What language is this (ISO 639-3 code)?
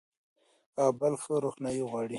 pus